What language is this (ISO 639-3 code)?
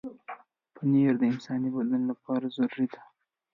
pus